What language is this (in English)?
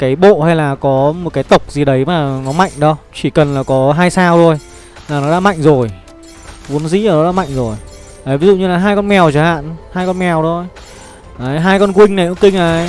Vietnamese